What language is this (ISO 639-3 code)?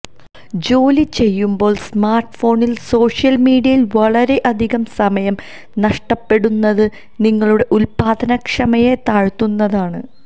mal